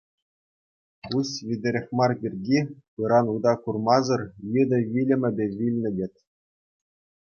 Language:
Chuvash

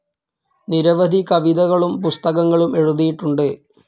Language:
Malayalam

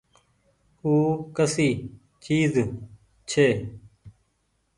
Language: Goaria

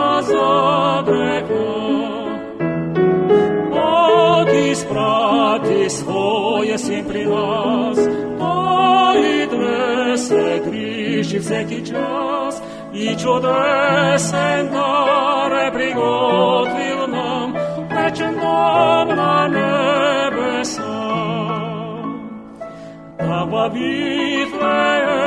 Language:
Bulgarian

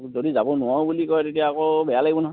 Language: Assamese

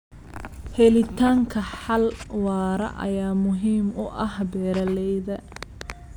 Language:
Somali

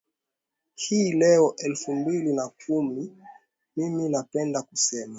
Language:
Swahili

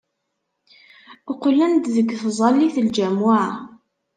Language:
Kabyle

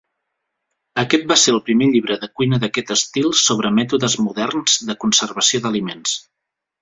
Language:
Catalan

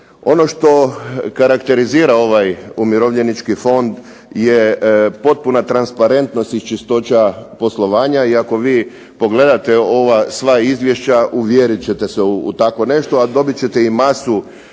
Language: Croatian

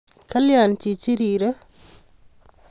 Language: Kalenjin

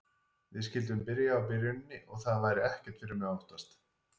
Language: Icelandic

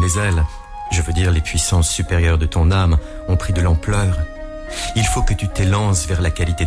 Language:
French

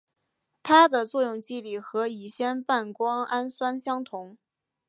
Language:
Chinese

